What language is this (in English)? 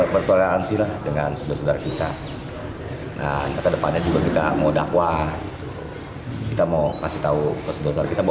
Indonesian